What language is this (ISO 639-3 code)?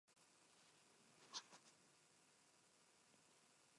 spa